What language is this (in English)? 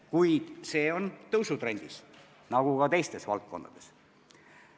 Estonian